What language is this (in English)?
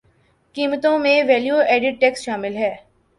Urdu